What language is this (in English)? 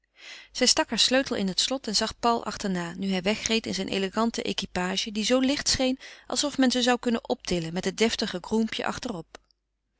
Dutch